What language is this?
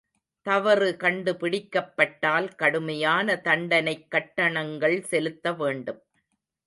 Tamil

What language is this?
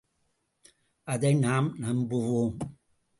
Tamil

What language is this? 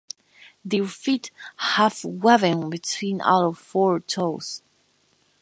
English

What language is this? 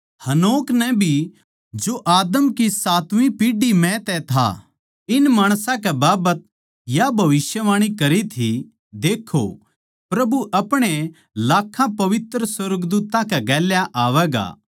Haryanvi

